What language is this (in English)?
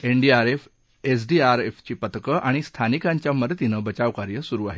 Marathi